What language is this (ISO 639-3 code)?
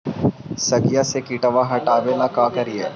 mag